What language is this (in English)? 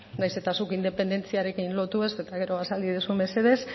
Basque